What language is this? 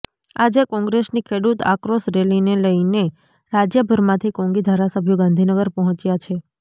Gujarati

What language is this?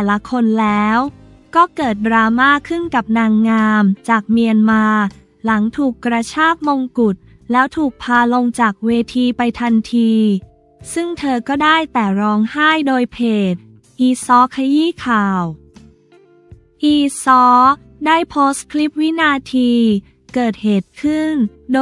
Thai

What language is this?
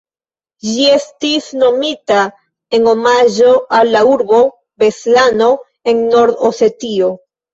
Esperanto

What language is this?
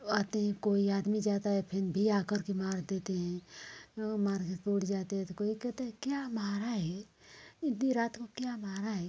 Hindi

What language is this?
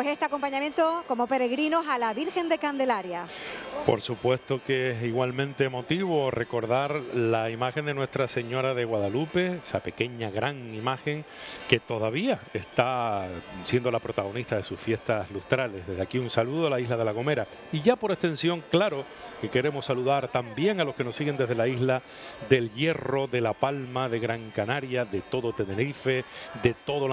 Spanish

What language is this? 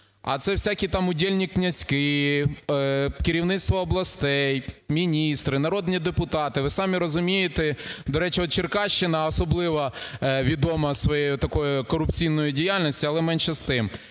Ukrainian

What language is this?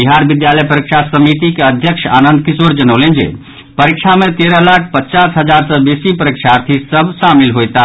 Maithili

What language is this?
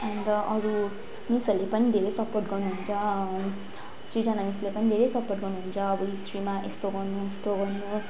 Nepali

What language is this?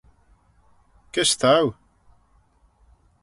Manx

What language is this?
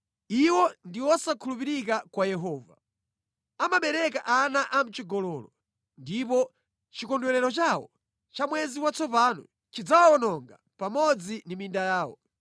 Nyanja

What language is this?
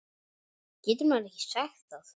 Icelandic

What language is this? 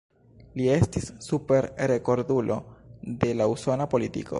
Esperanto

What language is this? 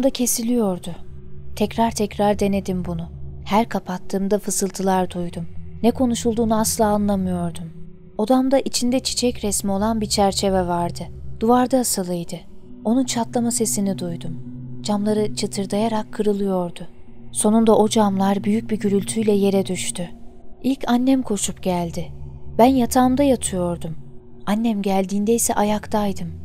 Turkish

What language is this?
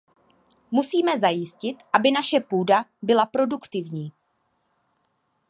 Czech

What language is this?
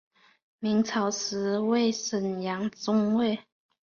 Chinese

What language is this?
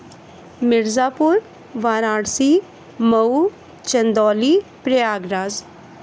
Hindi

